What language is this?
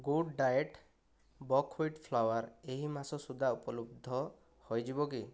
Odia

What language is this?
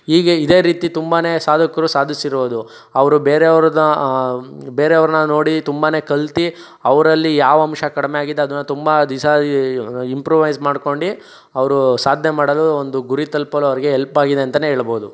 Kannada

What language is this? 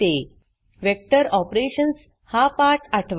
Marathi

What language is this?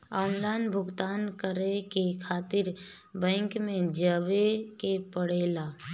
Bhojpuri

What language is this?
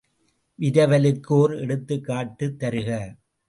Tamil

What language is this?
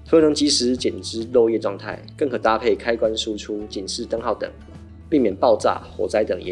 Chinese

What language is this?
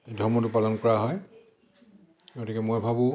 Assamese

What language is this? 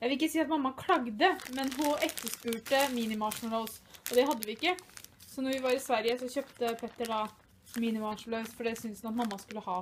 Norwegian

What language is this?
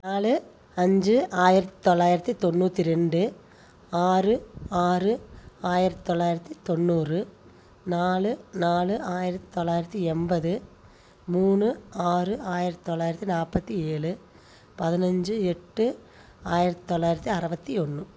Tamil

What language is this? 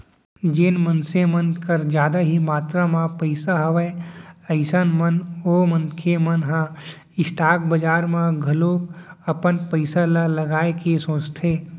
Chhattisgarhi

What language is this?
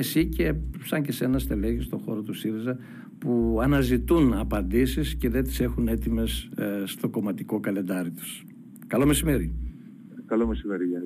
Greek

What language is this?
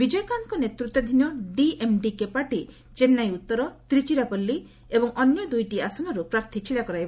Odia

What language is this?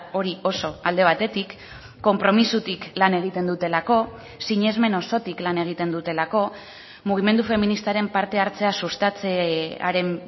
Basque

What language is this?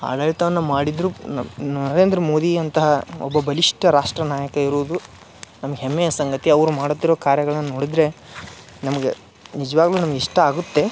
Kannada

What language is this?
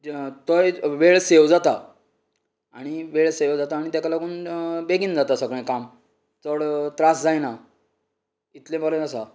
Konkani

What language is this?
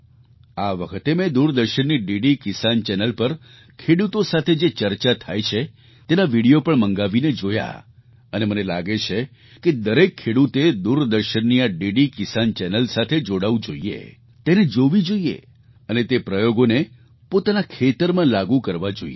Gujarati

